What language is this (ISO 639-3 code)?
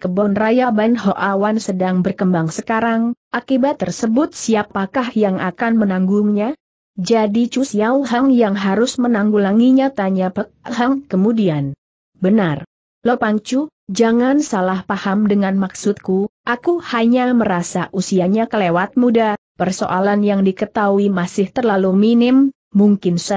ind